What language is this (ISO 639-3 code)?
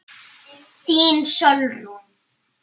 isl